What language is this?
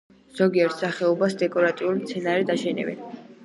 Georgian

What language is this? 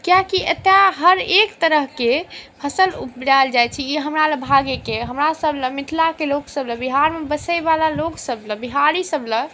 Maithili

